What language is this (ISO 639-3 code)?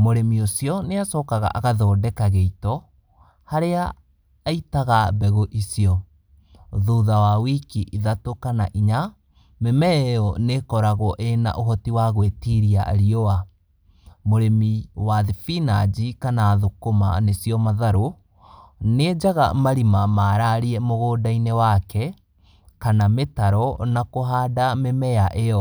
kik